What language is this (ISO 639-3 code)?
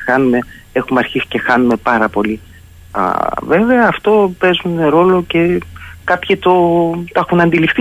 ell